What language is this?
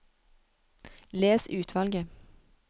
Norwegian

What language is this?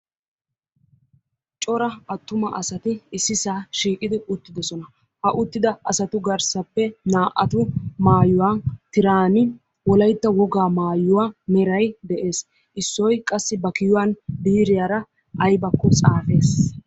Wolaytta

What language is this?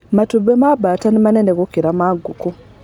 Kikuyu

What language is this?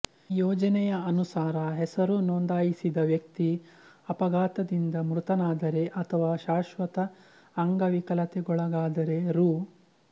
Kannada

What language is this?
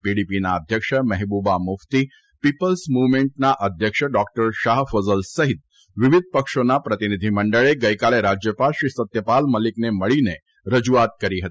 Gujarati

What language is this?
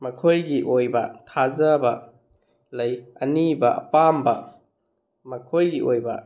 Manipuri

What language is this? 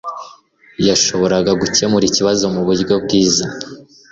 Kinyarwanda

